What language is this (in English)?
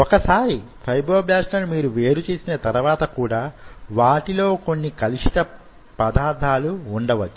Telugu